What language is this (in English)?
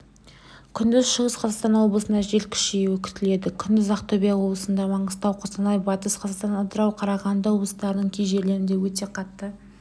Kazakh